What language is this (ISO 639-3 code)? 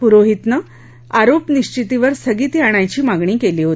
mar